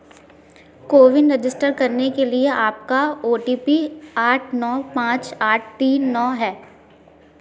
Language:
Hindi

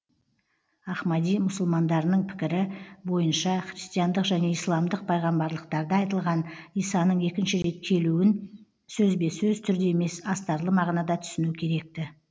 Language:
Kazakh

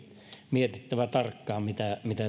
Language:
Finnish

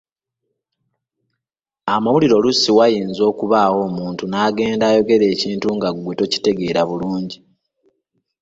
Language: Ganda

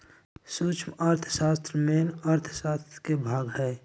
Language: Magahi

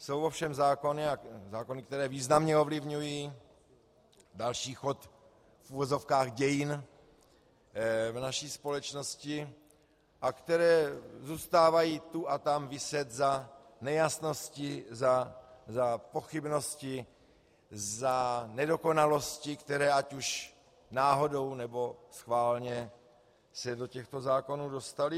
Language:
Czech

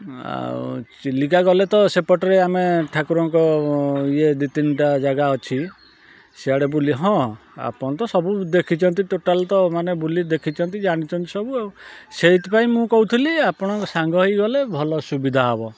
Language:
Odia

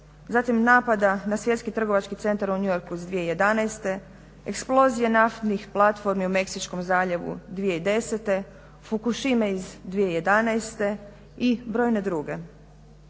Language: Croatian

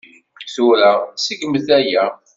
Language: Kabyle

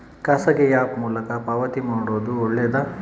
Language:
Kannada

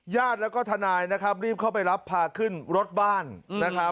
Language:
Thai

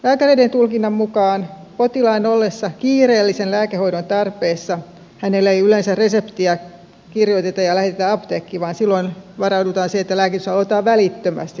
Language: Finnish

